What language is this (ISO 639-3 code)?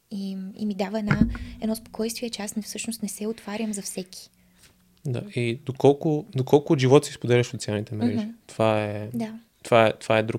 bul